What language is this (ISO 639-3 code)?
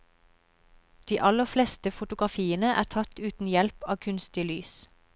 nor